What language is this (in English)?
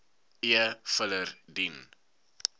Afrikaans